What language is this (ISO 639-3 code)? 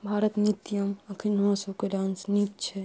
mai